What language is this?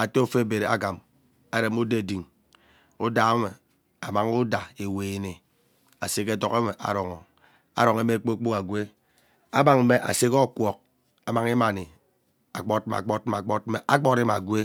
Ubaghara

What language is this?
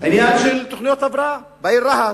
Hebrew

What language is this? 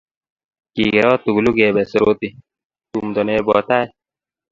Kalenjin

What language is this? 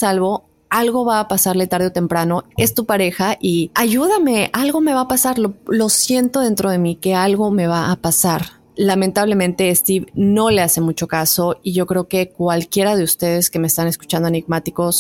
Spanish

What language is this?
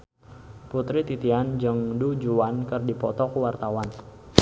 Sundanese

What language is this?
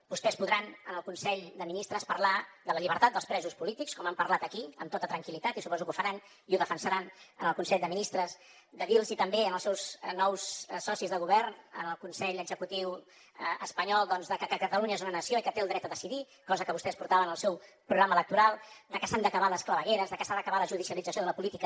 Catalan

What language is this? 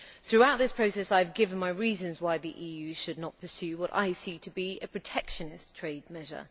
English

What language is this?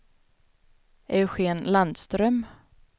Swedish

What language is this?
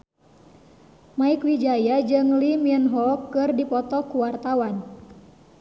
Sundanese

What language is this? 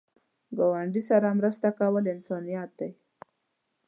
Pashto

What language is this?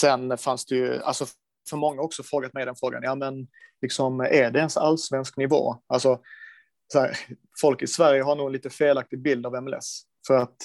Swedish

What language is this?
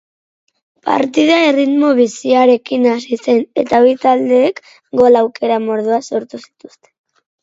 Basque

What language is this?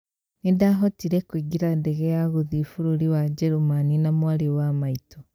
Kikuyu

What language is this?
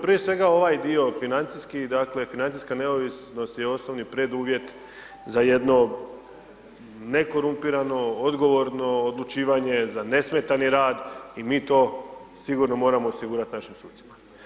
Croatian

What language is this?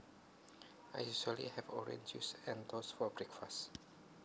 Javanese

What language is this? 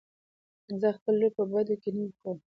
Pashto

